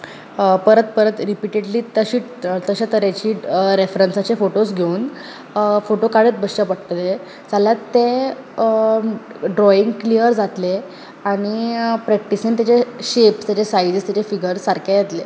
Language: Konkani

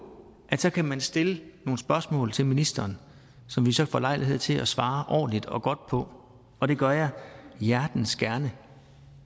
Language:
Danish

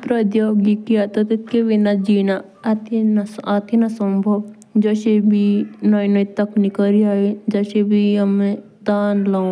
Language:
Jaunsari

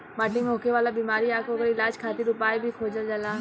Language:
Bhojpuri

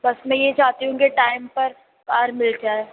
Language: Urdu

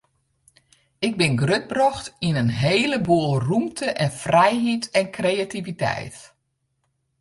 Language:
Western Frisian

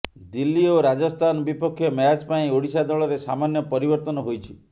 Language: Odia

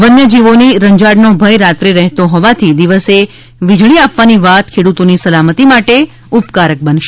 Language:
Gujarati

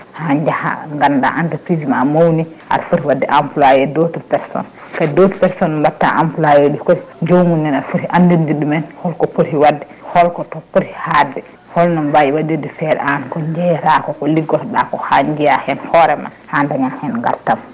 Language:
Fula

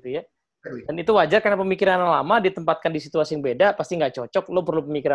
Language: Indonesian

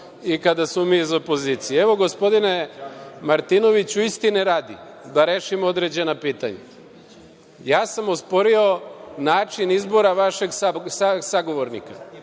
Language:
Serbian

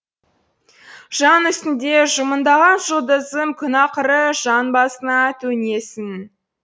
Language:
Kazakh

